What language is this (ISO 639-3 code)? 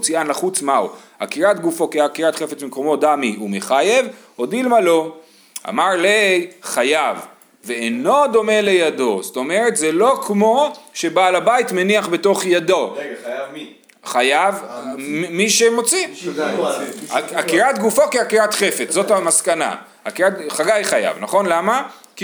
heb